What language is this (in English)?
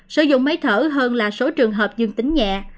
Vietnamese